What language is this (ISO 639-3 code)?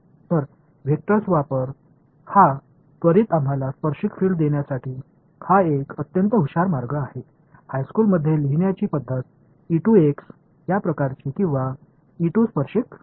mar